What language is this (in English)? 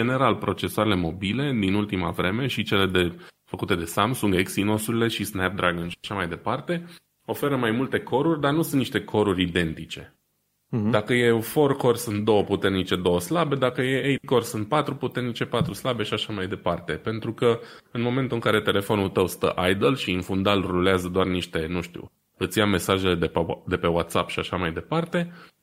Romanian